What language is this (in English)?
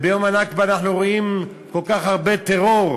Hebrew